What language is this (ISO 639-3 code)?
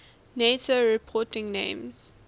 eng